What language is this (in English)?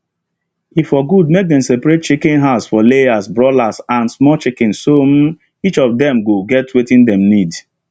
Nigerian Pidgin